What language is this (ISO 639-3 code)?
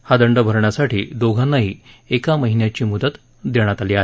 mar